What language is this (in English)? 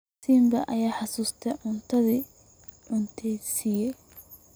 Somali